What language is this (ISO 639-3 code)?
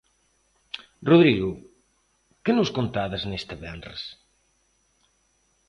glg